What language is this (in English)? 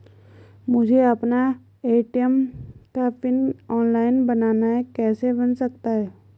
Hindi